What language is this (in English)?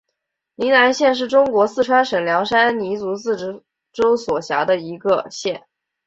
Chinese